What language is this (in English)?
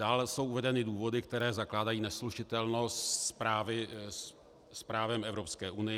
Czech